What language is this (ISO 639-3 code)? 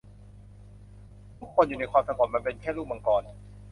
tha